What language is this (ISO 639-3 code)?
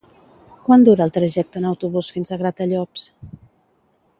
cat